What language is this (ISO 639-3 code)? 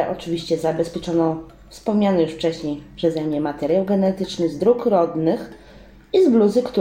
pol